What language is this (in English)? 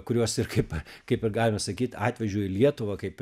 Lithuanian